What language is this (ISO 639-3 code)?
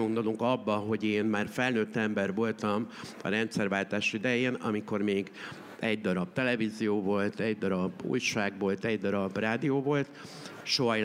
hun